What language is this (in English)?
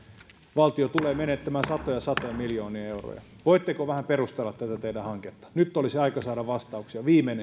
Finnish